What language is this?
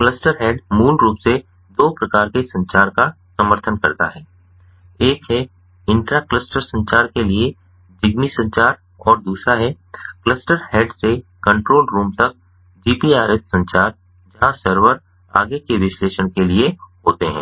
Hindi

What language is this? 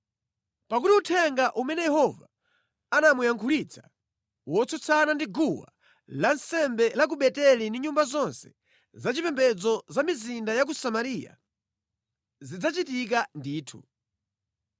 Nyanja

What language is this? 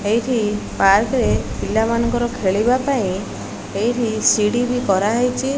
Odia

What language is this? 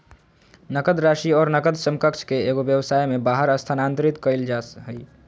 Magahi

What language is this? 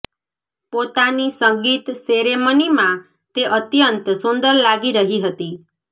Gujarati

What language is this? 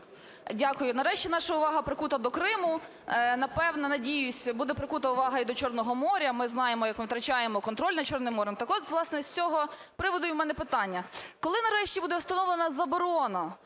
Ukrainian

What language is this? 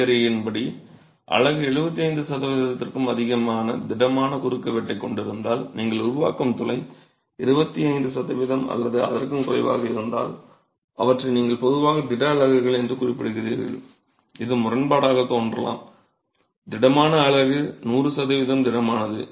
Tamil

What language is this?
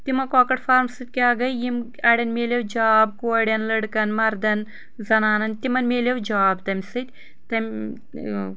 Kashmiri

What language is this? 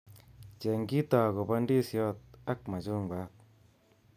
Kalenjin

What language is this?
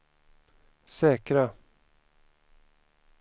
Swedish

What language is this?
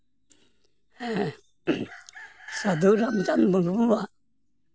Santali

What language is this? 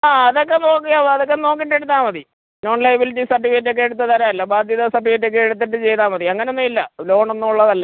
Malayalam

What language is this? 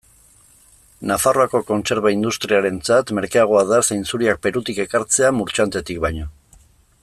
Basque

